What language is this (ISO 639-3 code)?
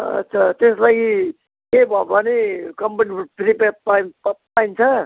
nep